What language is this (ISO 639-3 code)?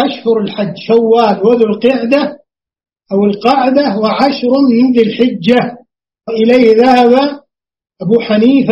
ara